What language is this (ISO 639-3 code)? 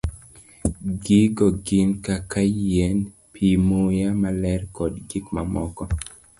luo